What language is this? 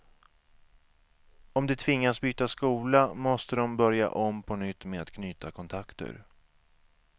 Swedish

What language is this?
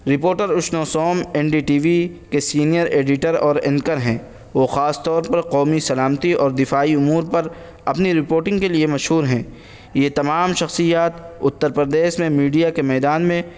Urdu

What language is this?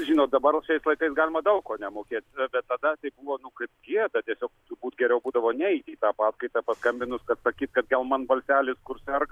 Lithuanian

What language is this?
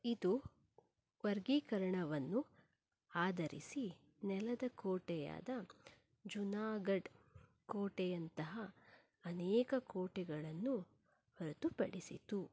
Kannada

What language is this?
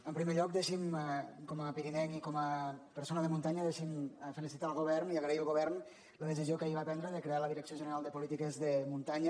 Catalan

